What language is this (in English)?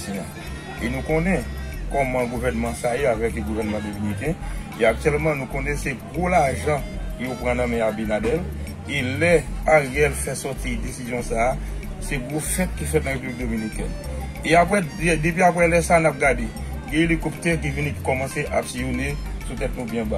French